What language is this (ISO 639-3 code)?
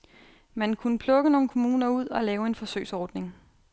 dan